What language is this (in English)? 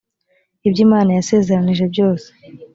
Kinyarwanda